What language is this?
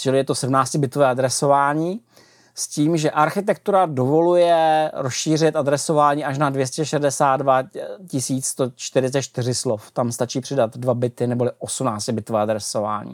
Czech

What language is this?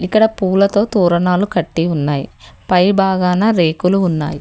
Telugu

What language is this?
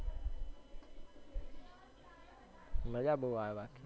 Gujarati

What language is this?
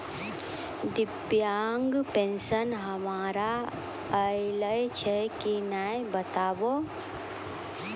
Maithili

